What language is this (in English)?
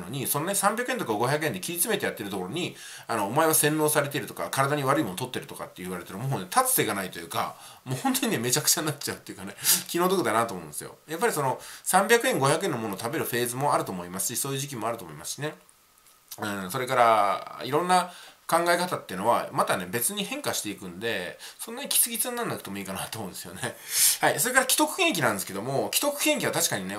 Japanese